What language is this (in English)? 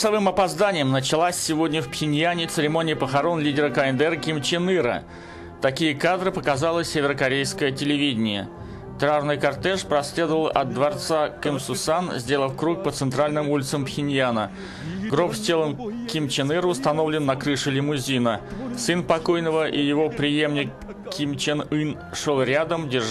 Russian